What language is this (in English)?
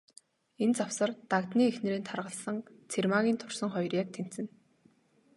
Mongolian